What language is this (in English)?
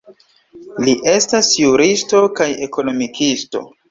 Esperanto